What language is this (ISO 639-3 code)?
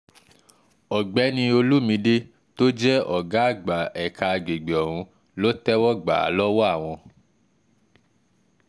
yor